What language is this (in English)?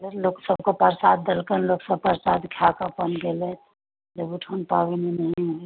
Maithili